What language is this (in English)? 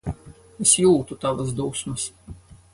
Latvian